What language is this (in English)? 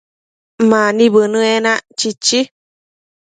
Matsés